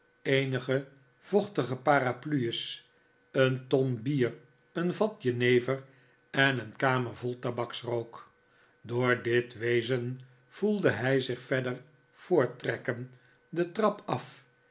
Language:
Dutch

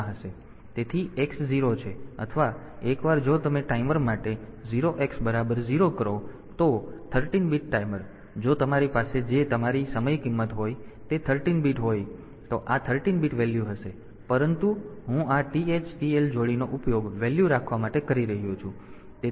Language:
Gujarati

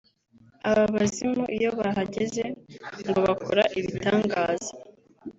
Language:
Kinyarwanda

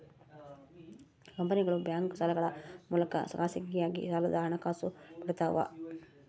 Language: Kannada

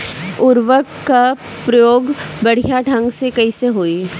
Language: Bhojpuri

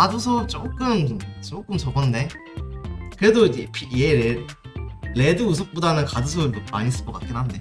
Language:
Korean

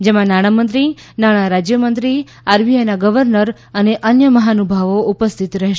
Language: Gujarati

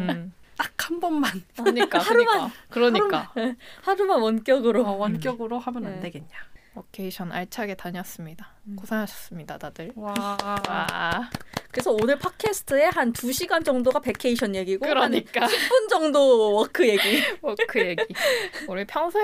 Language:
Korean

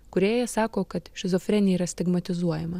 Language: Lithuanian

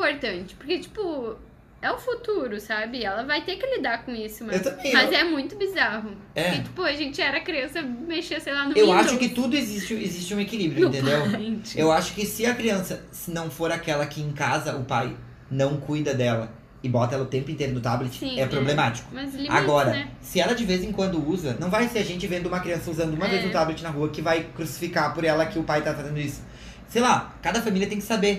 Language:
Portuguese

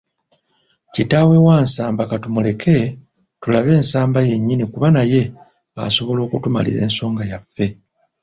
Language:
Ganda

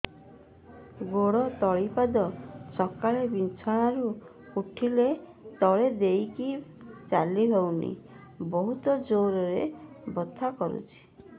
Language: Odia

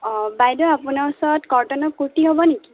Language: Assamese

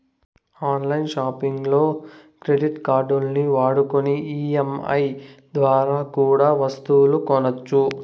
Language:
Telugu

